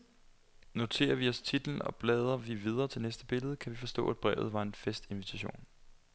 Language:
Danish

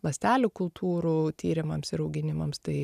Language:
Lithuanian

